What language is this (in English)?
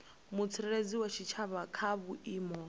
Venda